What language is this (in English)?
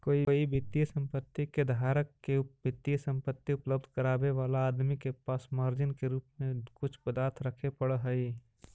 Magahi